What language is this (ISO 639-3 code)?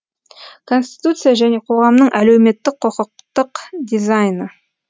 kaz